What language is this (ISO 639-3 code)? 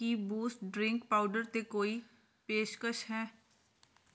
pan